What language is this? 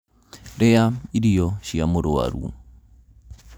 Kikuyu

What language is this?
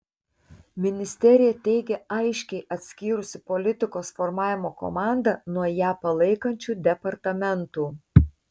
Lithuanian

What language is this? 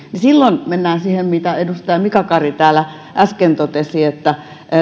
Finnish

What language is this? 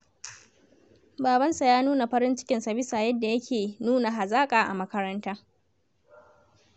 Hausa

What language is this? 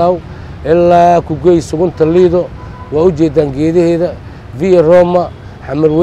Arabic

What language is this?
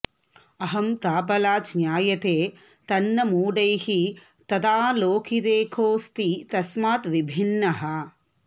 Sanskrit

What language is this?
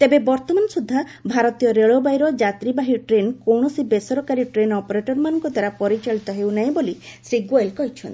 Odia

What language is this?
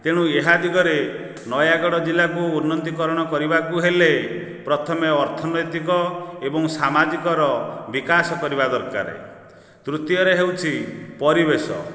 Odia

